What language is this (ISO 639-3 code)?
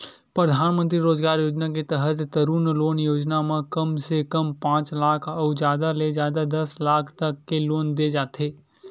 hne